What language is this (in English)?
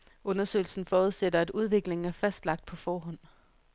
Danish